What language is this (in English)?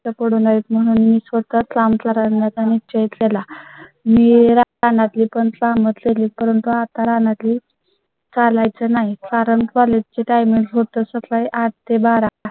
Marathi